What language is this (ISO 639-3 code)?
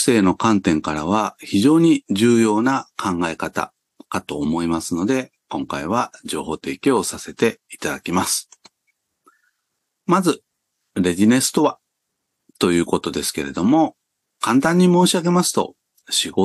jpn